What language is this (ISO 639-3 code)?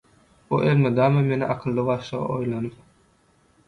tuk